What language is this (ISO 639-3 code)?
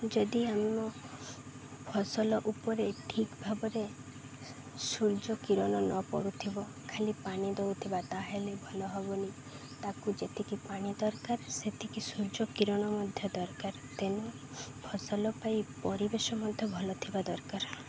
ori